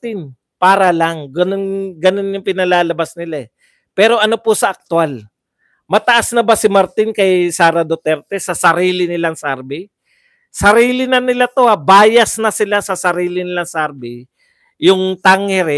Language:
Filipino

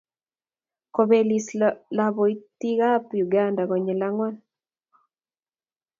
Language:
Kalenjin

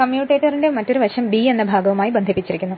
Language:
Malayalam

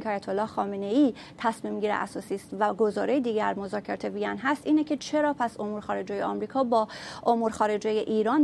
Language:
Persian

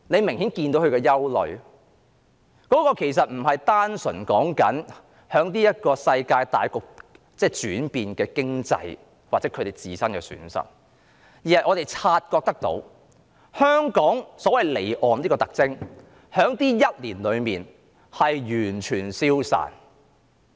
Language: Cantonese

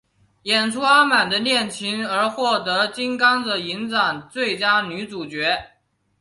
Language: Chinese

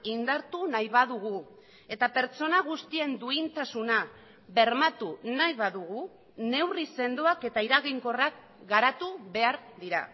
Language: Basque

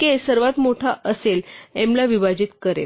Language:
Marathi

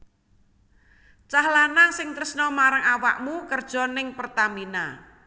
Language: Javanese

